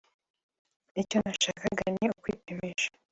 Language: Kinyarwanda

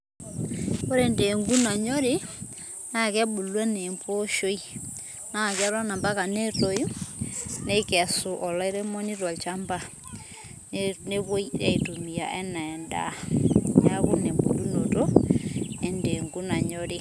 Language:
Masai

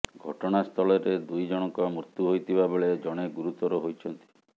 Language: Odia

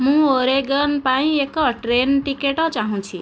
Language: Odia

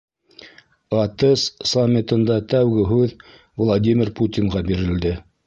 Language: Bashkir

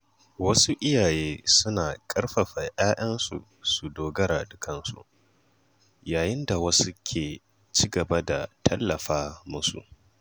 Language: Hausa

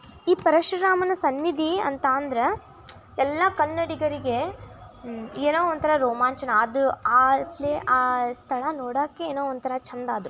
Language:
Kannada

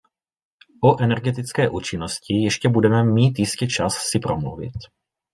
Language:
Czech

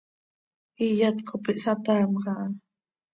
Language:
Seri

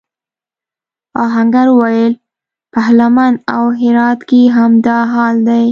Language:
Pashto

